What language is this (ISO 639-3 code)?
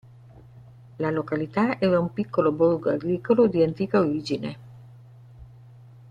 ita